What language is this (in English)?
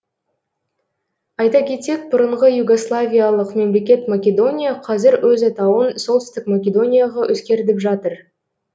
Kazakh